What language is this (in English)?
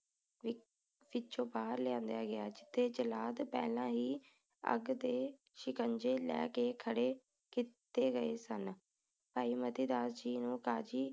Punjabi